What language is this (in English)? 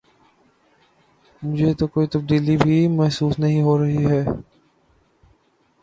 Urdu